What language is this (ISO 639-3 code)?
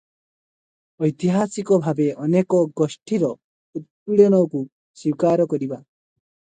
ori